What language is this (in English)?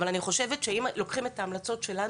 Hebrew